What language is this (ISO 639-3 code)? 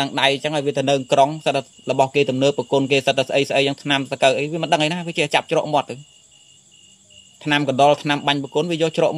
vie